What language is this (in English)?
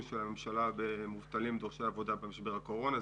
Hebrew